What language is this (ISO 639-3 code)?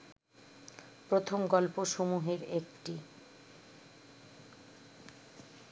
ben